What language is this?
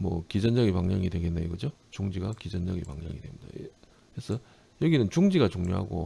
Korean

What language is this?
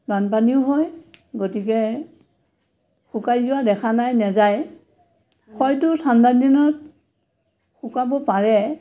Assamese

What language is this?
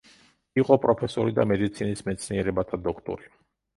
Georgian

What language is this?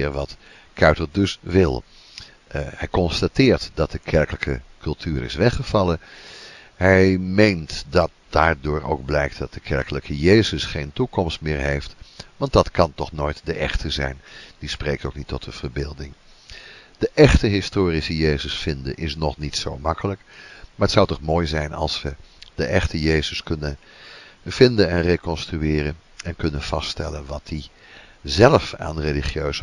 Dutch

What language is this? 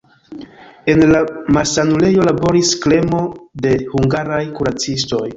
Esperanto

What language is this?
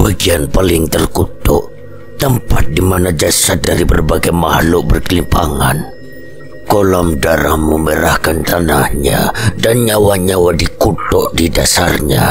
Indonesian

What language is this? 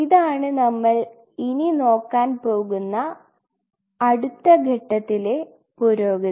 Malayalam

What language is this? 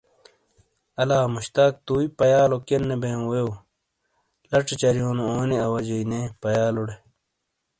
Shina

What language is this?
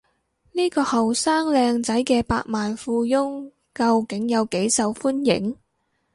Cantonese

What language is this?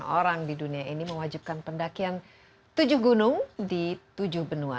Indonesian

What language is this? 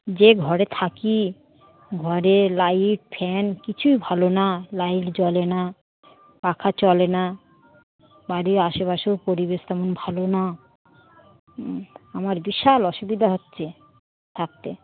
Bangla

